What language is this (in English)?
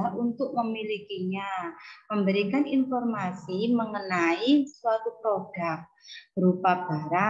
Indonesian